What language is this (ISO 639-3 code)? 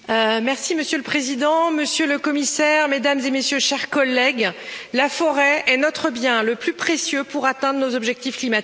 fra